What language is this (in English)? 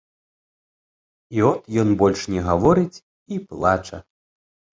Belarusian